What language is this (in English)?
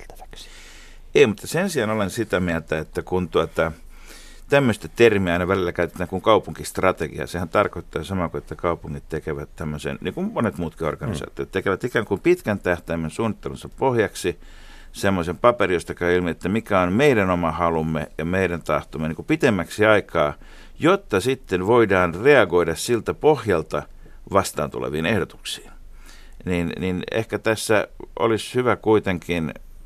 Finnish